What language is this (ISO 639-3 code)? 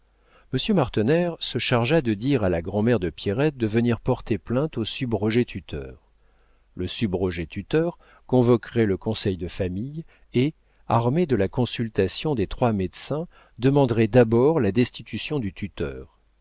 fra